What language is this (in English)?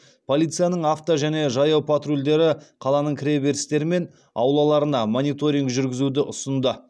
Kazakh